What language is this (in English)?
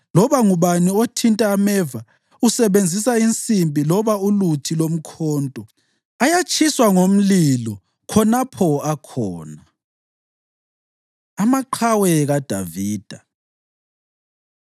North Ndebele